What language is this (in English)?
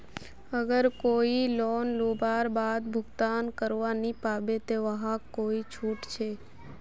Magahi